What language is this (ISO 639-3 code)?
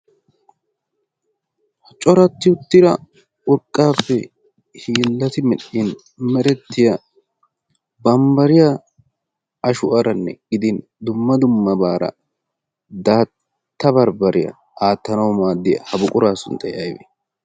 wal